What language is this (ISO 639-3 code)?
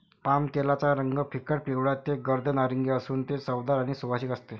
mar